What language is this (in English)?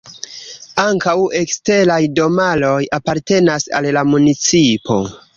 Esperanto